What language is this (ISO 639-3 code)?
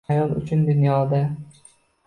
uzb